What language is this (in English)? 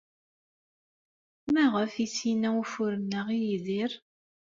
Kabyle